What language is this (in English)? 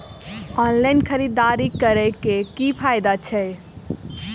Maithili